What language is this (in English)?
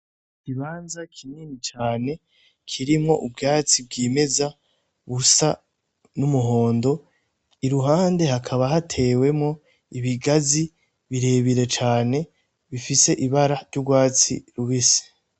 Rundi